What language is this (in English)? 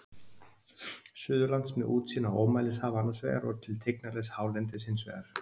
Icelandic